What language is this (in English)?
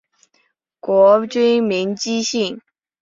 Chinese